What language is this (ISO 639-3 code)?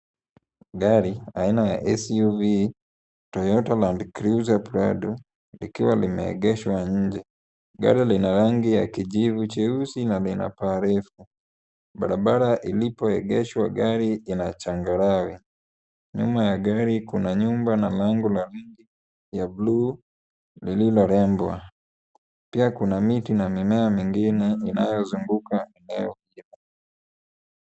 swa